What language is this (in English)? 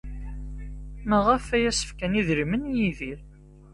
Kabyle